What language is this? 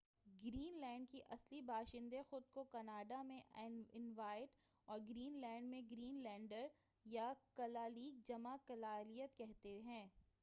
Urdu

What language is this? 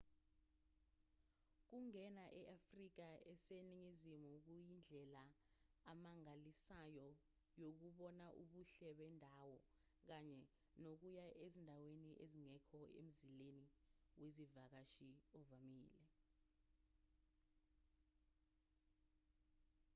Zulu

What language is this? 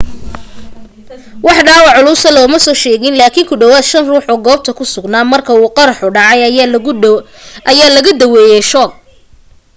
Somali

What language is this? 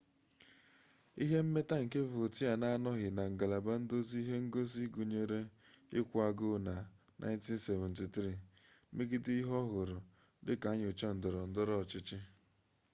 Igbo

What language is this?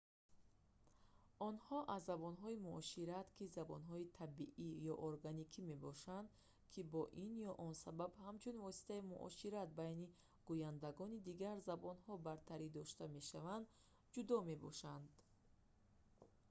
Tajik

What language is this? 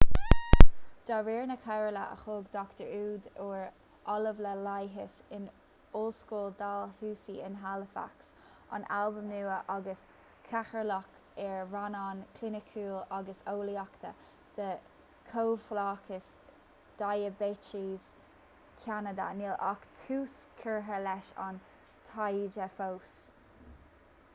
Irish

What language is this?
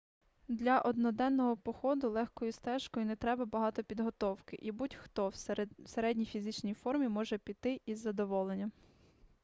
Ukrainian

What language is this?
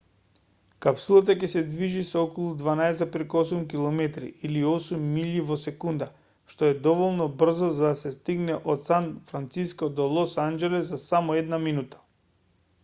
Macedonian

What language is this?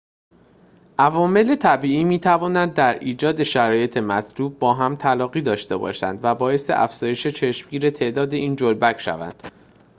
Persian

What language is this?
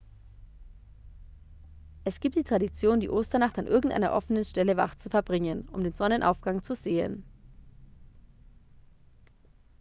German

